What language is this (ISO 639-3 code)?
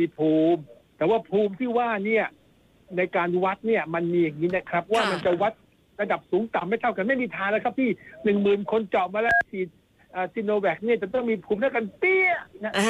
tha